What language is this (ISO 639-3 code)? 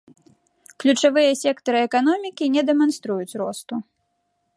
bel